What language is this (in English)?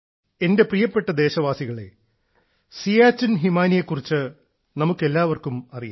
Malayalam